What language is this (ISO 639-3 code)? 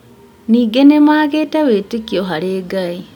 kik